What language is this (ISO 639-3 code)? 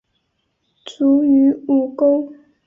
zho